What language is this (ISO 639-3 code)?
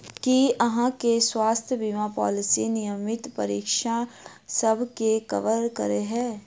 mai